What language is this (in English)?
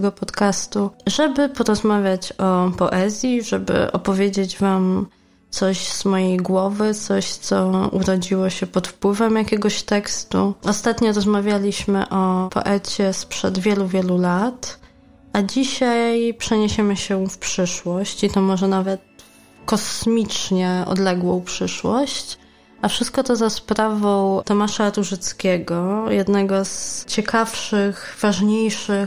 Polish